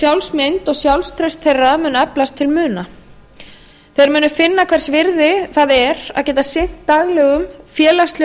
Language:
Icelandic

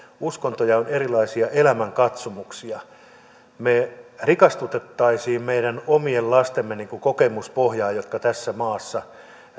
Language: Finnish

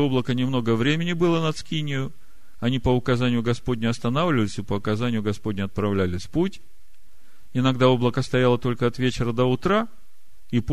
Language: Russian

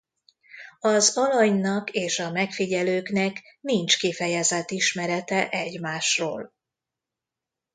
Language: Hungarian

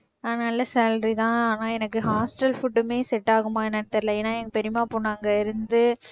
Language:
Tamil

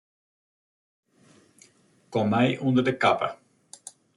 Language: Western Frisian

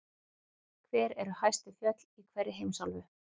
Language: Icelandic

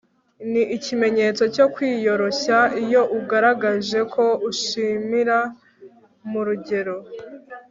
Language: Kinyarwanda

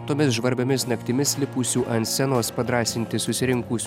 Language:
Lithuanian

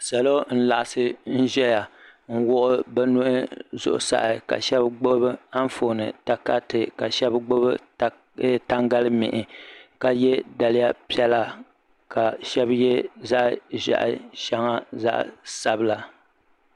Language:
Dagbani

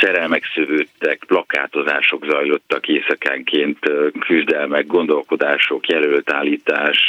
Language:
Hungarian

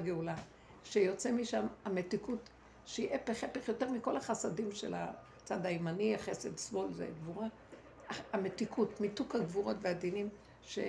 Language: Hebrew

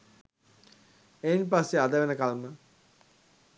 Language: Sinhala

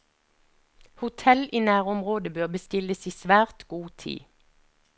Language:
Norwegian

